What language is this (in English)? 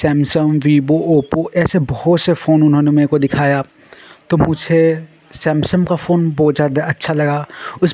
Hindi